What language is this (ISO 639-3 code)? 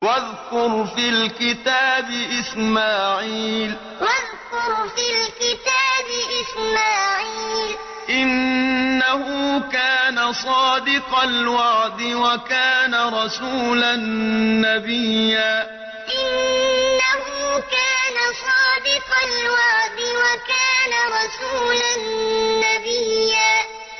ara